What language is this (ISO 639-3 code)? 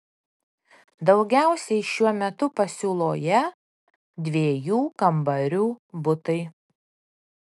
lit